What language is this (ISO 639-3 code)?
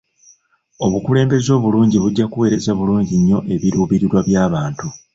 lug